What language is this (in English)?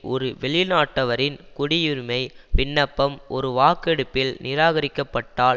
Tamil